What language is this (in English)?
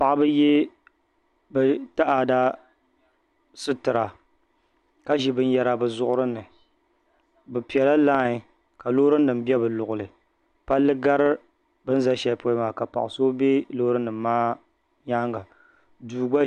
Dagbani